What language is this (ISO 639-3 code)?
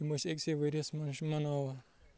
kas